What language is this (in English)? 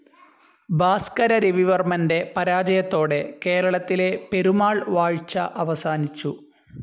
Malayalam